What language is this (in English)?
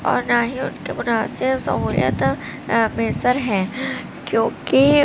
Urdu